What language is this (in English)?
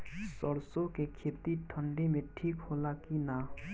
Bhojpuri